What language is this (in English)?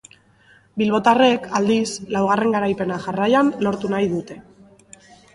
Basque